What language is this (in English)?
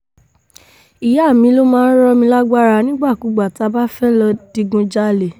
Yoruba